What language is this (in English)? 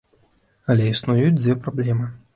Belarusian